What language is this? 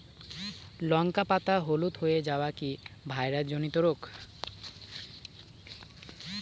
Bangla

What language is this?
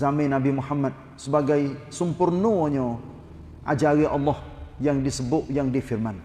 Malay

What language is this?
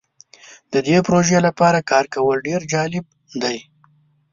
Pashto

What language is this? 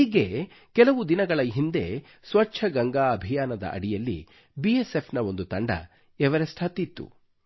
Kannada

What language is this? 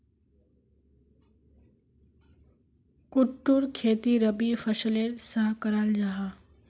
Magahi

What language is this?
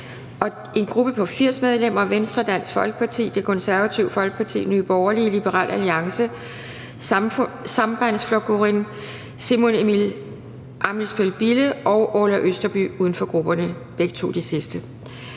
Danish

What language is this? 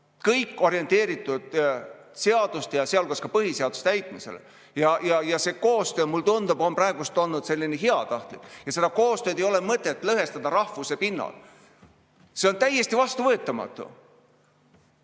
Estonian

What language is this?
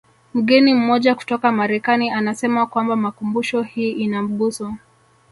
Swahili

